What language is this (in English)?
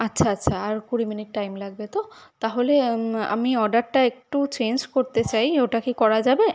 Bangla